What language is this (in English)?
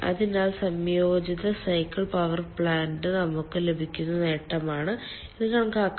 Malayalam